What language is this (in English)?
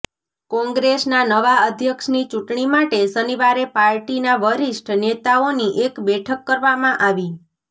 Gujarati